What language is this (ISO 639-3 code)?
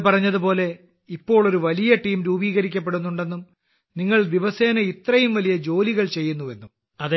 mal